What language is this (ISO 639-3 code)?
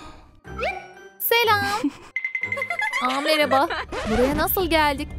tur